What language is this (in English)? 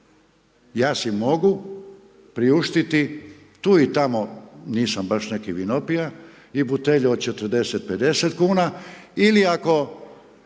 Croatian